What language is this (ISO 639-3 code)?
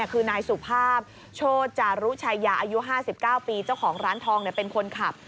tha